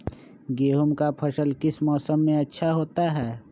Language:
Magahi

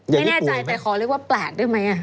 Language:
Thai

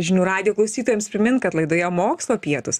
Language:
Lithuanian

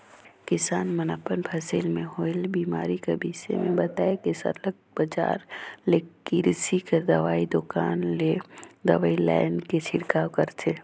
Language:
Chhattisgarhi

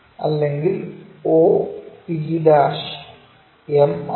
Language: Malayalam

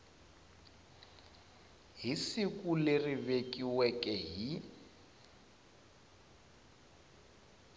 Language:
Tsonga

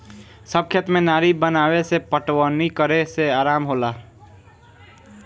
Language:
Bhojpuri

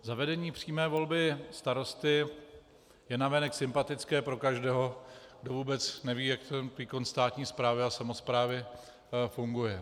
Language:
Czech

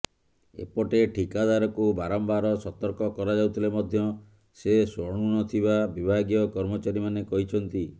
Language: Odia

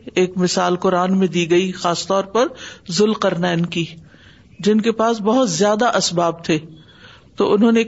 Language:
Urdu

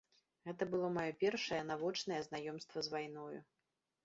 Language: Belarusian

